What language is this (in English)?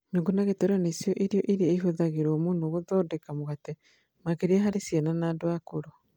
Kikuyu